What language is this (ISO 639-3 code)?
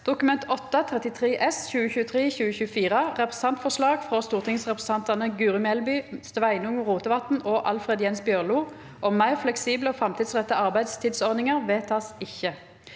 nor